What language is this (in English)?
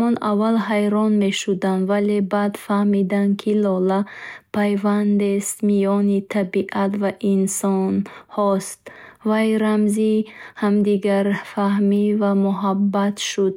Bukharic